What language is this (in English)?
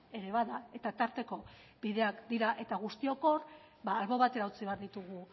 Basque